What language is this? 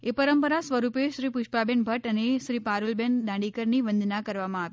Gujarati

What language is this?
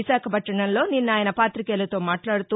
Telugu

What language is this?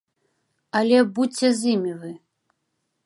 Belarusian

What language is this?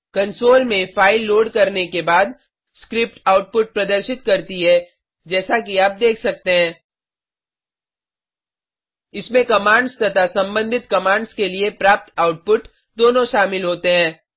Hindi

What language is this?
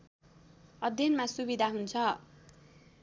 Nepali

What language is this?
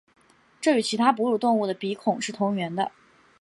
Chinese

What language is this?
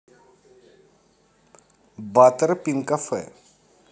Russian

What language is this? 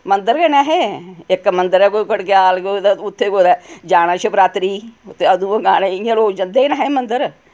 Dogri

